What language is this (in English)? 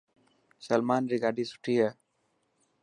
Dhatki